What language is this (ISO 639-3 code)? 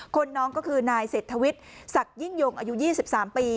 tha